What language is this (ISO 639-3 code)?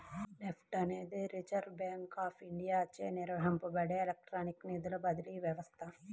tel